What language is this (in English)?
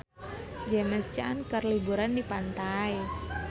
Sundanese